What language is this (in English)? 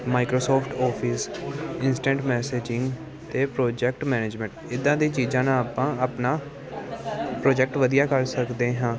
Punjabi